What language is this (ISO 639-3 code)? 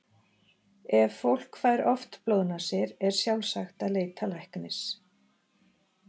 isl